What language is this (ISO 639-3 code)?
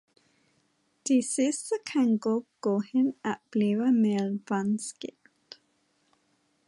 dan